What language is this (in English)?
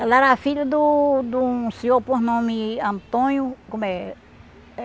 Portuguese